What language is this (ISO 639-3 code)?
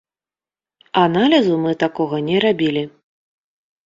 bel